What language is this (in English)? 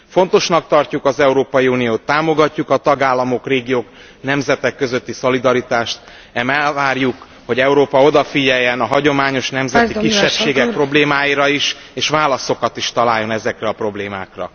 Hungarian